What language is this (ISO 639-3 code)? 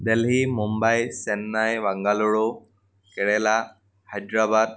asm